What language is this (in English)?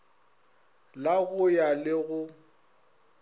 Northern Sotho